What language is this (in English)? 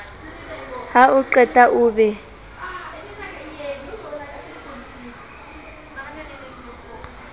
Southern Sotho